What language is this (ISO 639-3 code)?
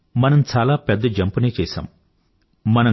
tel